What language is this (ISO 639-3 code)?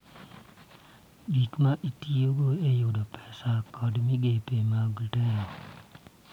luo